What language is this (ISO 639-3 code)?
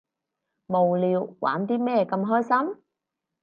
yue